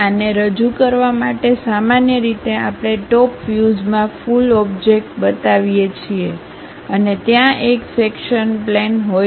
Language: Gujarati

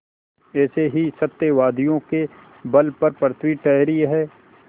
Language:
Hindi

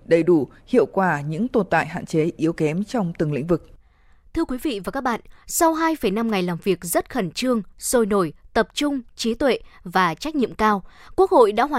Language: Vietnamese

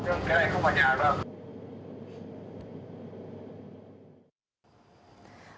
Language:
Vietnamese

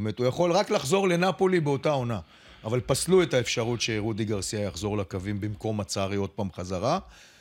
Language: Hebrew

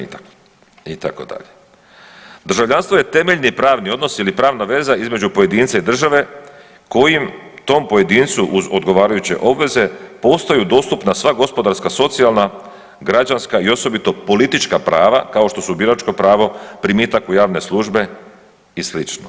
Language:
Croatian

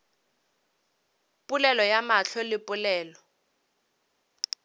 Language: Northern Sotho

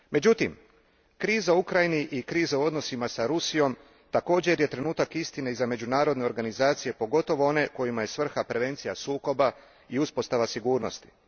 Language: Croatian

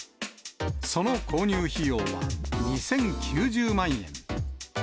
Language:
Japanese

